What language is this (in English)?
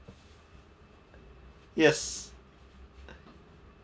English